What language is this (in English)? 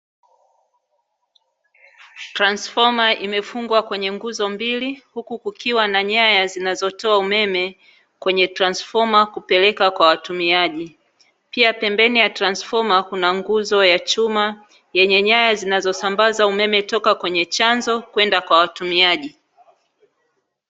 Swahili